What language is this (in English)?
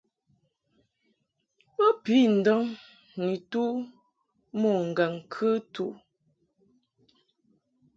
Mungaka